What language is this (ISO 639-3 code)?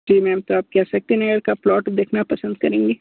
hin